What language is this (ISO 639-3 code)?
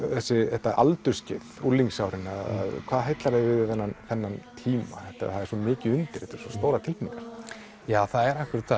isl